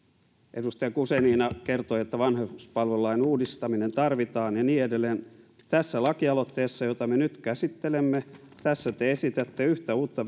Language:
Finnish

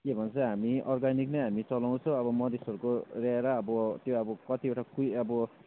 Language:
Nepali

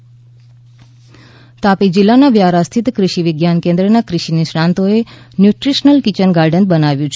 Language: Gujarati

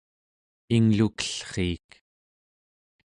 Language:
Central Yupik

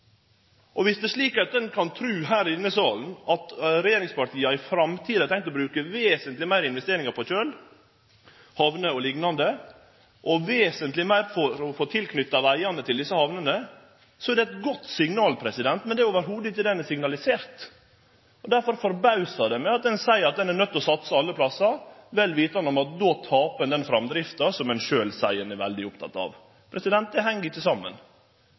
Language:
Norwegian Nynorsk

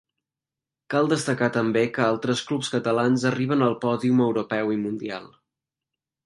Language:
Catalan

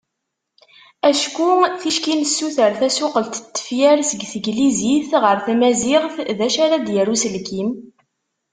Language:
Kabyle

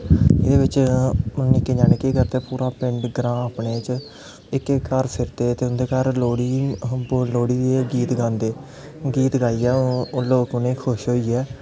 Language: Dogri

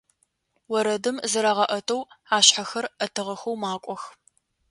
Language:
Adyghe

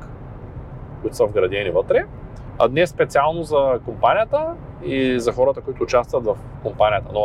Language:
Bulgarian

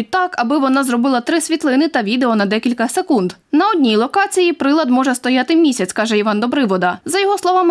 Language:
Ukrainian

